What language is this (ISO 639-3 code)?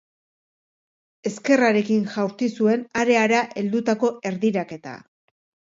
eus